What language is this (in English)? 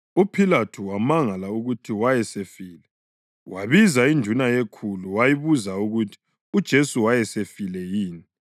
North Ndebele